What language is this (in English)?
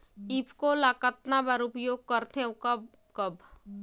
Chhattisgarhi